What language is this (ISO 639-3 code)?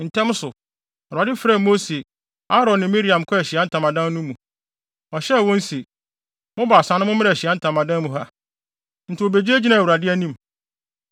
aka